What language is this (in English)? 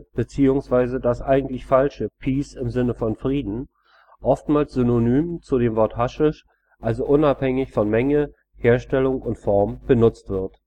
German